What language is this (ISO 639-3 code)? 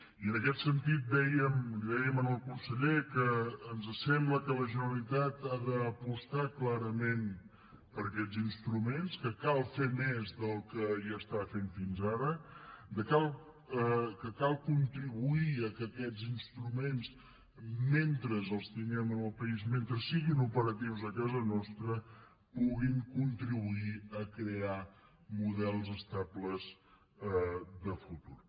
cat